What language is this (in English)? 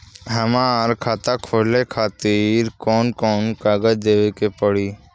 Bhojpuri